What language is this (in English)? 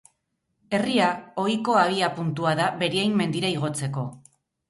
Basque